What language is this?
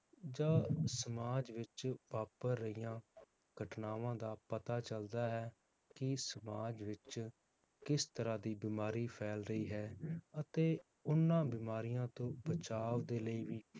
Punjabi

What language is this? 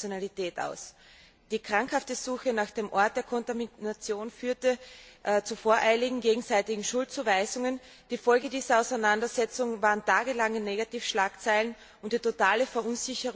German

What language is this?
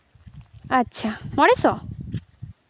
Santali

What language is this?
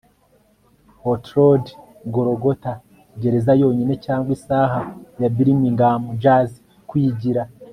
Kinyarwanda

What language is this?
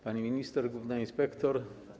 Polish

